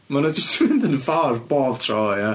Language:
Welsh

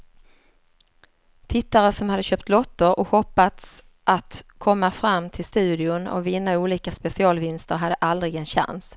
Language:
Swedish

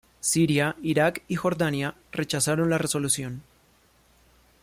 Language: Spanish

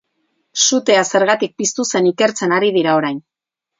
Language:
Basque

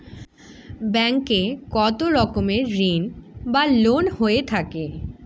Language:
Bangla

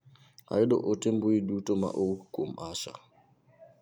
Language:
Luo (Kenya and Tanzania)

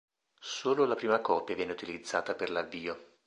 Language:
Italian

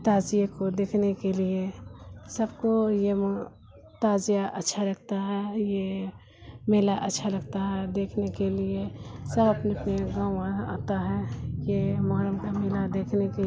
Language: Urdu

